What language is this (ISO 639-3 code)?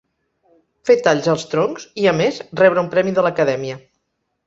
cat